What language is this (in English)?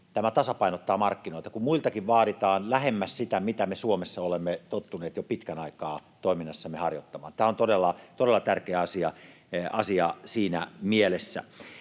Finnish